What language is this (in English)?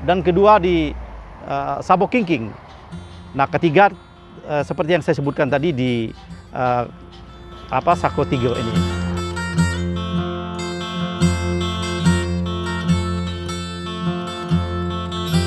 Indonesian